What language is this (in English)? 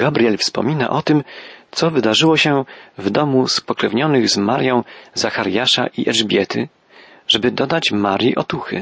Polish